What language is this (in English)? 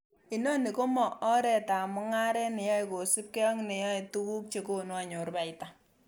Kalenjin